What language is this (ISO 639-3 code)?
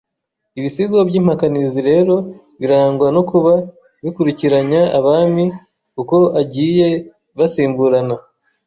kin